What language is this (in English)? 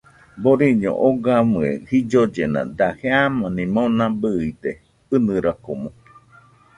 Nüpode Huitoto